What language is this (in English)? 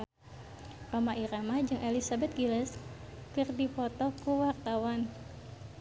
Sundanese